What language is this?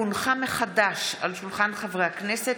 Hebrew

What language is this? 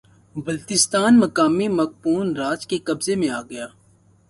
Urdu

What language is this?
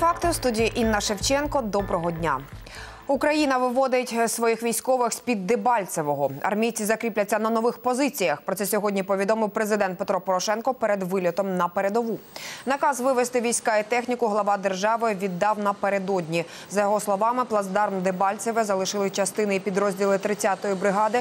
Ukrainian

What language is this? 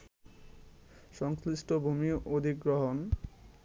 Bangla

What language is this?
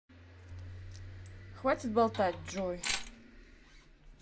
Russian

